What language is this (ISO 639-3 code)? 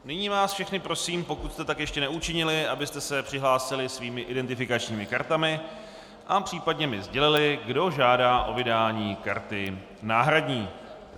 ces